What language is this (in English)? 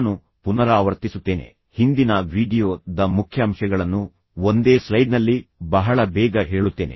Kannada